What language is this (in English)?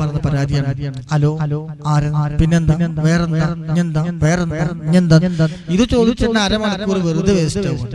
English